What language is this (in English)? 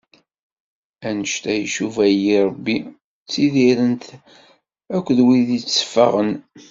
Kabyle